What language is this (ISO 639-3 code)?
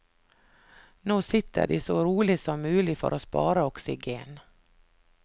nor